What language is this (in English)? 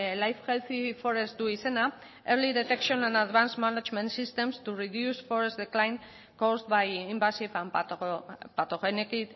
Basque